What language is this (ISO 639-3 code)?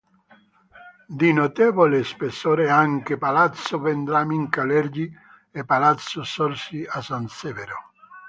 ita